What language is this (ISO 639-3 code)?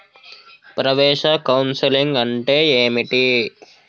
tel